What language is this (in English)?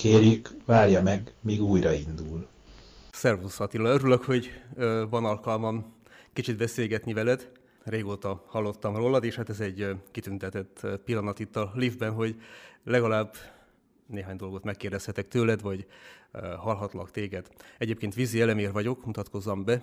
Hungarian